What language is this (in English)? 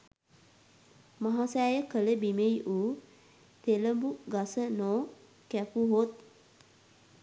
Sinhala